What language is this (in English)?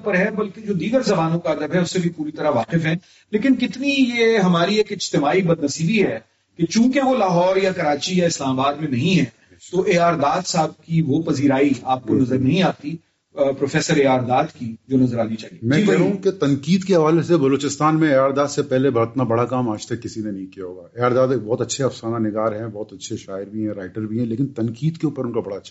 Urdu